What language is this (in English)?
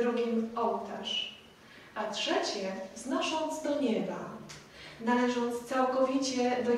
Polish